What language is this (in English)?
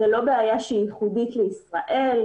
Hebrew